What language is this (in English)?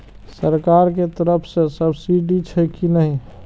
Maithili